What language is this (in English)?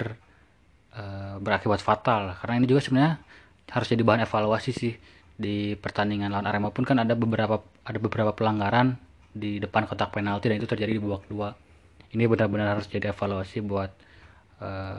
Indonesian